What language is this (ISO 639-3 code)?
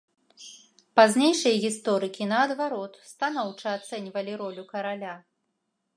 bel